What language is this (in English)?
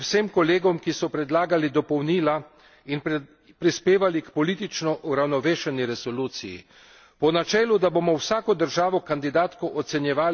Slovenian